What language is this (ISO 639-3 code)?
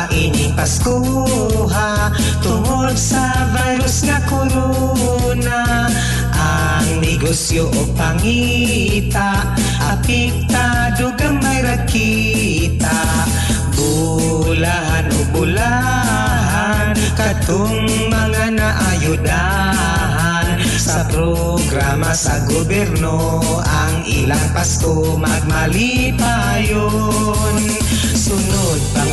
fil